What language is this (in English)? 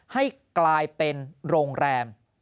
Thai